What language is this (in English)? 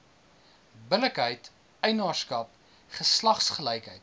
Afrikaans